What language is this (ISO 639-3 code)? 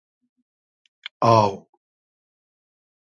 haz